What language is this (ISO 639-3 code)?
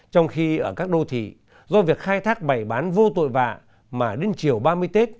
vie